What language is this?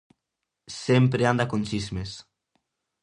Galician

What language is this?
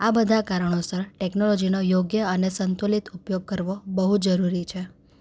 Gujarati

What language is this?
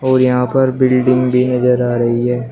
Hindi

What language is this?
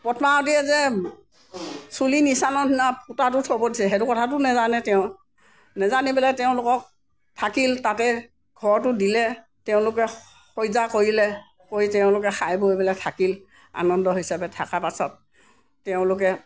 Assamese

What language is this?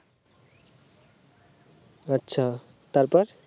Bangla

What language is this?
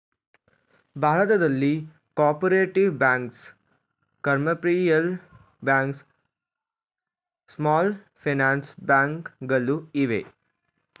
Kannada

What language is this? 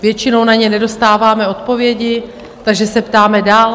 Czech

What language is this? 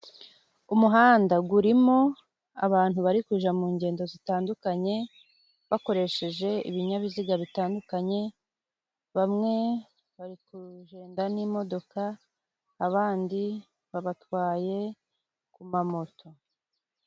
Kinyarwanda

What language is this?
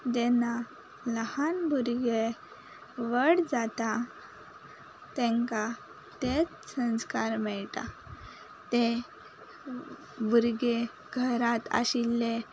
Konkani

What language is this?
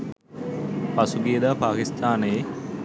Sinhala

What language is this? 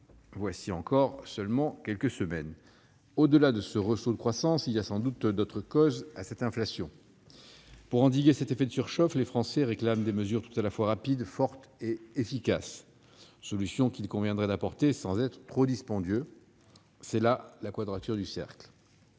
French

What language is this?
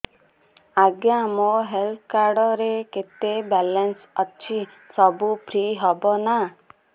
Odia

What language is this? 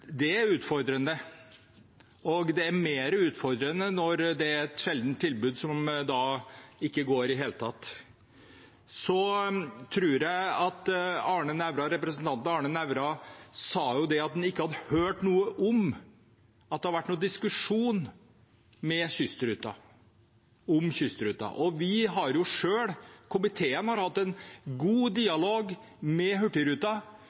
Norwegian Bokmål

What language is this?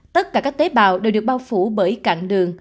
Vietnamese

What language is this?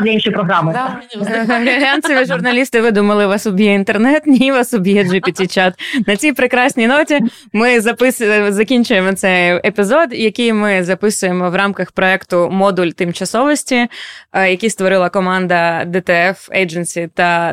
Ukrainian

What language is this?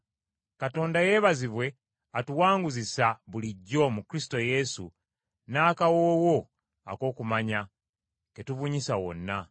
Ganda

